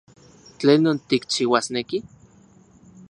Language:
Central Puebla Nahuatl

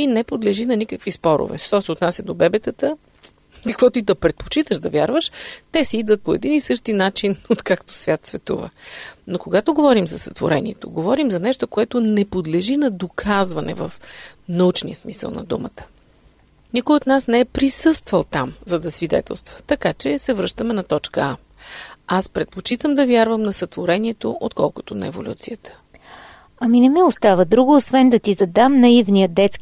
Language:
Bulgarian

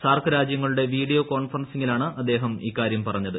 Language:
Malayalam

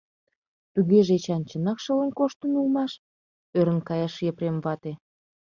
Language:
Mari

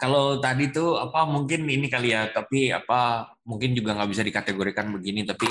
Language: Indonesian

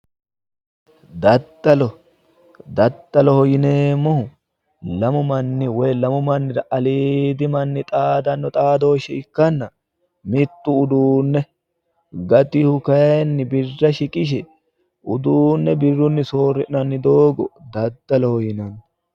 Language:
Sidamo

